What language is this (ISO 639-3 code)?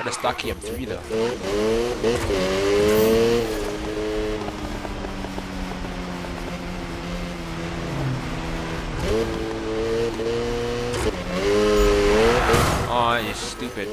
eng